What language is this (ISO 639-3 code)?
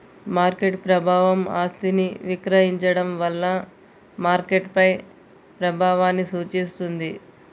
tel